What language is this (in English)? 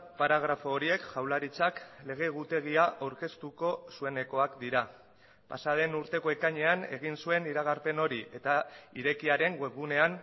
Basque